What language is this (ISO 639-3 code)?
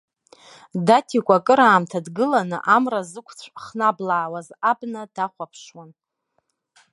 abk